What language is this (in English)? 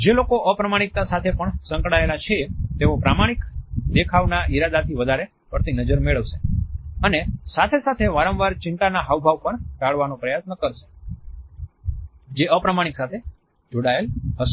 Gujarati